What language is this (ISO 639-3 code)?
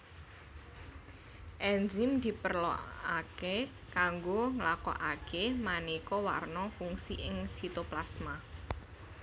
jav